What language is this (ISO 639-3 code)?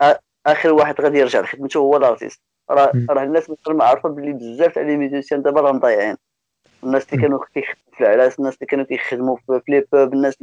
ara